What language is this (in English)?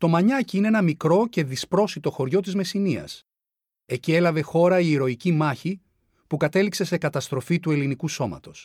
Greek